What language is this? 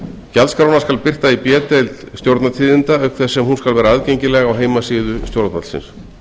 Icelandic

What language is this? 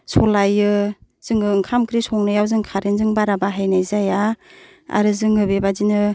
Bodo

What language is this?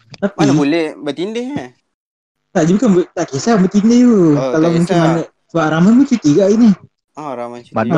Malay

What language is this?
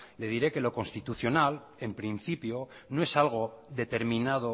Spanish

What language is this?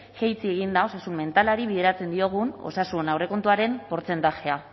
Basque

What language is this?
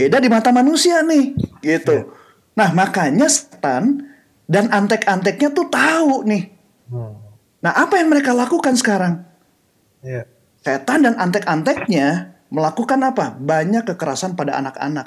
Indonesian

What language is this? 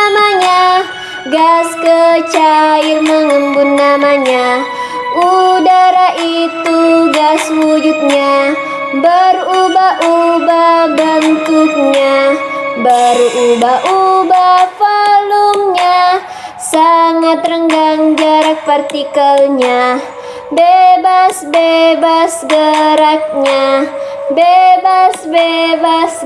Indonesian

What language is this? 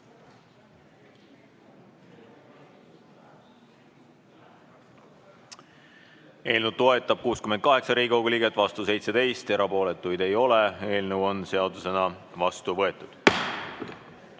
Estonian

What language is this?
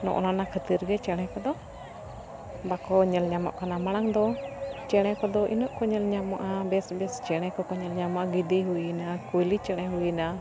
Santali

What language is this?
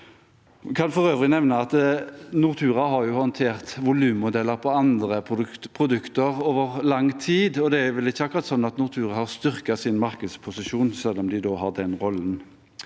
Norwegian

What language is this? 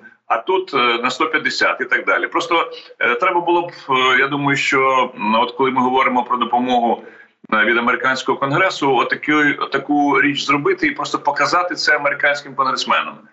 Ukrainian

